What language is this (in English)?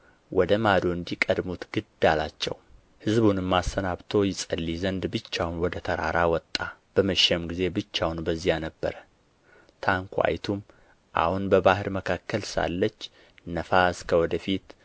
Amharic